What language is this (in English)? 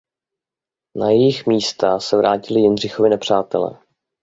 Czech